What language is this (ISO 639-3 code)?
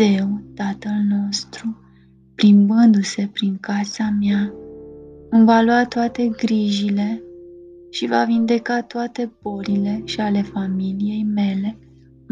ron